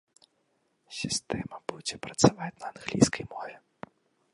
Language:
Belarusian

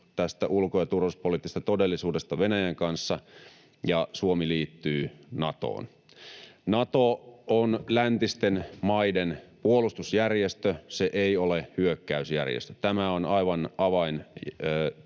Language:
Finnish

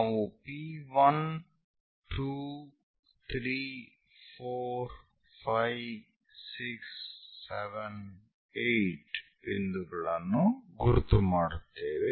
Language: Kannada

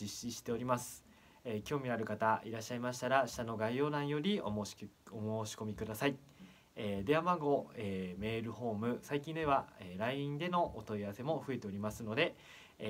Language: Japanese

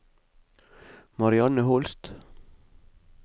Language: Norwegian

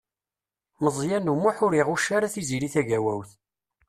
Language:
Kabyle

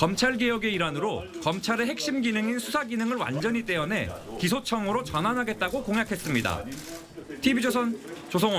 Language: Korean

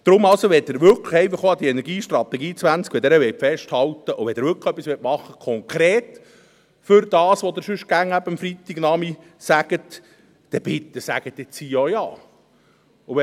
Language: Swiss German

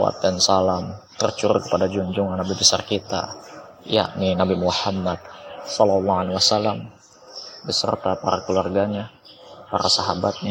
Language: Indonesian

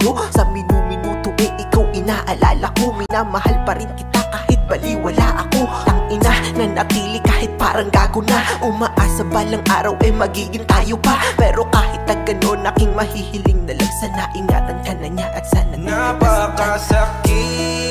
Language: Indonesian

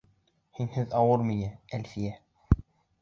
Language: Bashkir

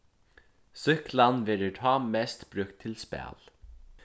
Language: Faroese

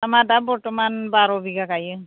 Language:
Bodo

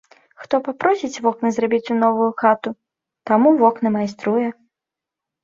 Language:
Belarusian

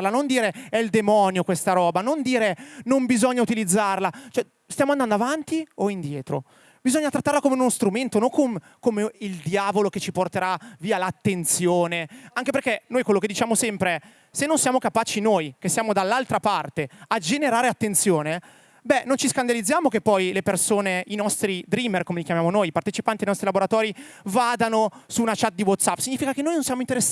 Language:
Italian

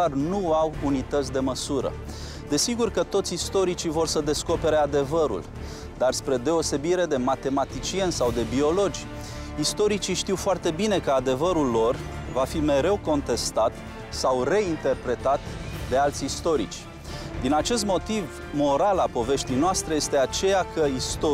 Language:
Romanian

